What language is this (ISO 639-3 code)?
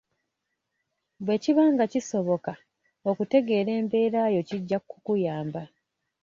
lug